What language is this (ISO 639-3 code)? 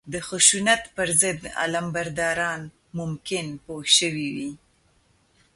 pus